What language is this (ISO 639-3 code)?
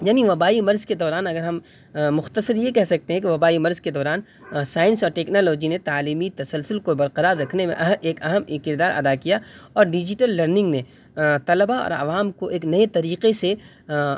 urd